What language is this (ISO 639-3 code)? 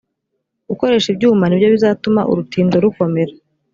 kin